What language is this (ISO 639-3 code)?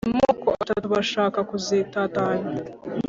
kin